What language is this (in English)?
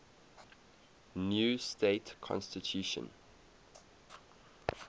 English